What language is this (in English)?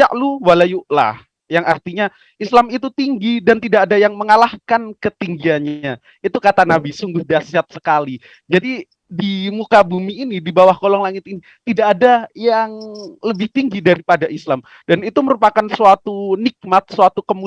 Indonesian